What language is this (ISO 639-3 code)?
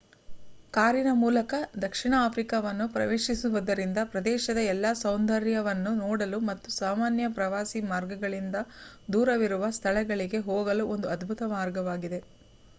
kan